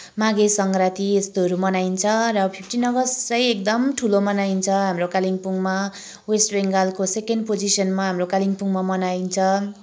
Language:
Nepali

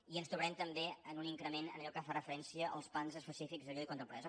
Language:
Catalan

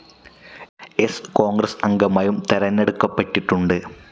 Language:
Malayalam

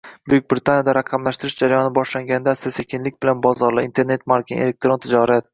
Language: Uzbek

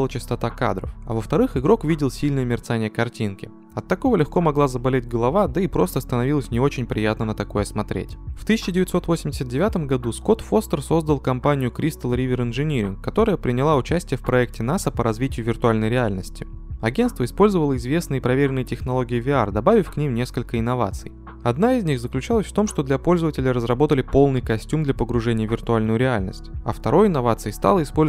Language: Russian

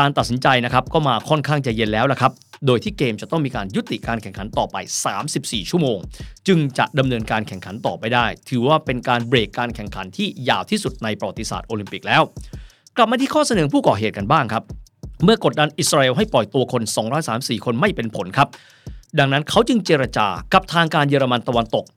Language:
Thai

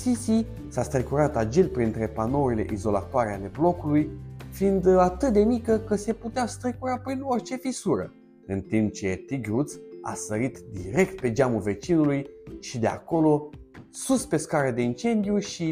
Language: Romanian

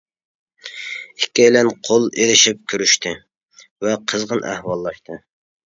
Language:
Uyghur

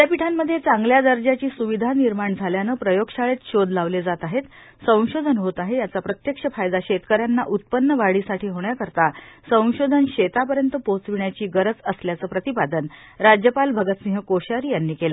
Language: Marathi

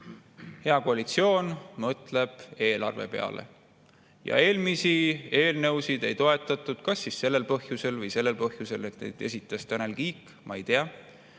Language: Estonian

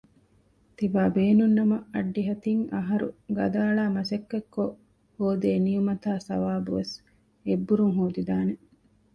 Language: Divehi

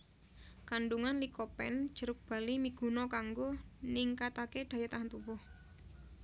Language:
Javanese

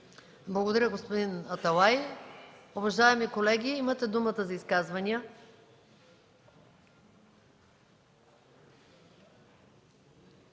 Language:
Bulgarian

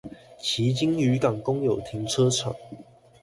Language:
Chinese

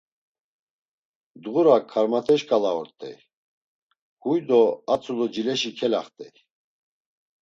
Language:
Laz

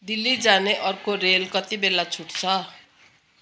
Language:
Nepali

